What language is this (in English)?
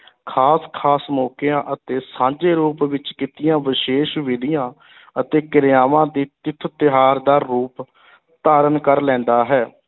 Punjabi